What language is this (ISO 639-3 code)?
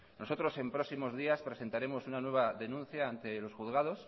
spa